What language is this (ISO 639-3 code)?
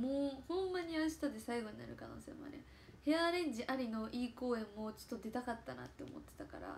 jpn